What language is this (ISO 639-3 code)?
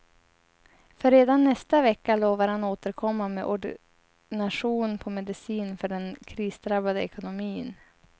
swe